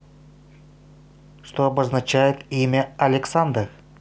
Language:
Russian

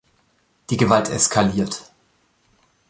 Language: German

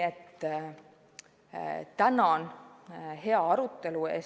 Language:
Estonian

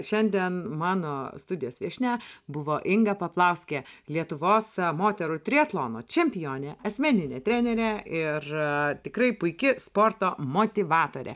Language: Lithuanian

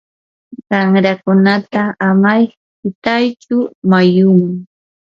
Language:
Yanahuanca Pasco Quechua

